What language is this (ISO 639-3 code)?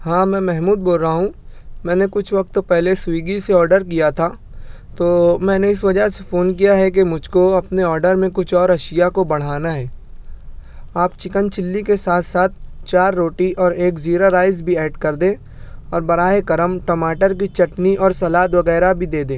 urd